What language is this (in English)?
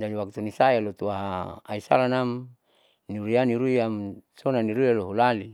Saleman